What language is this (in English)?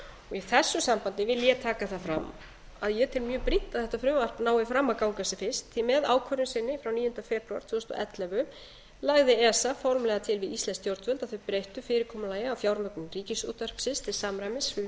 Icelandic